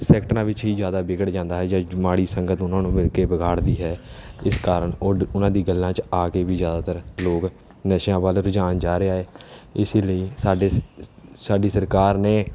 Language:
Punjabi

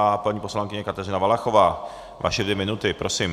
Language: Czech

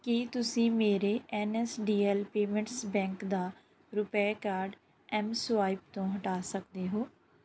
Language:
Punjabi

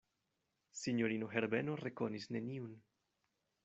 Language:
Esperanto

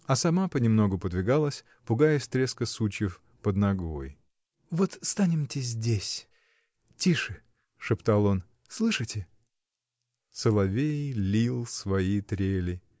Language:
Russian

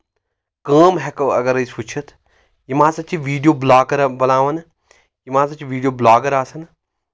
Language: Kashmiri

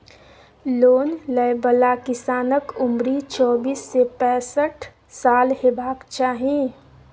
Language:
Maithili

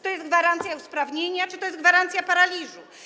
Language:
Polish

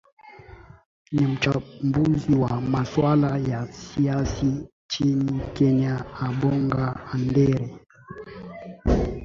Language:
Swahili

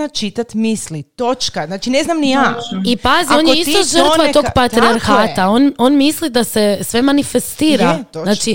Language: Croatian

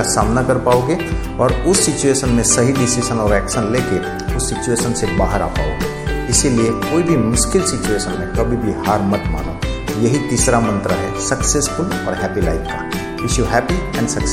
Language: Hindi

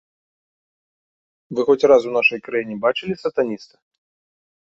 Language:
Belarusian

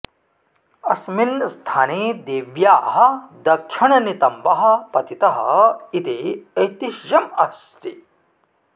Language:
Sanskrit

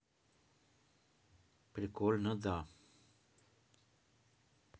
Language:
Russian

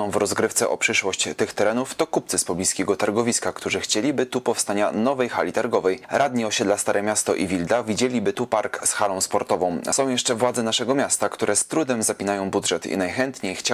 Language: Polish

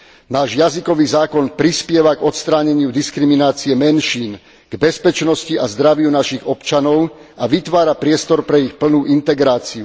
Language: Slovak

